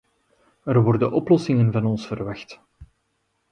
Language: Dutch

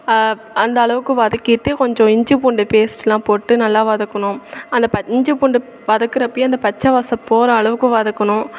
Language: Tamil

